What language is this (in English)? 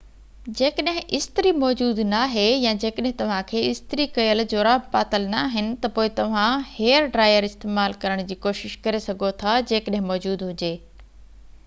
Sindhi